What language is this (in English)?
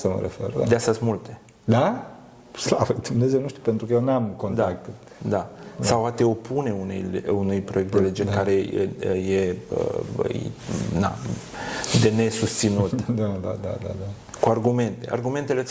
Romanian